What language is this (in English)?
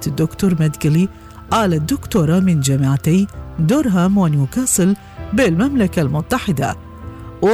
Arabic